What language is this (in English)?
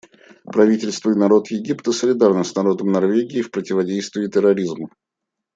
Russian